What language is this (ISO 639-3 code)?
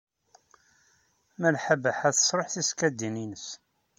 kab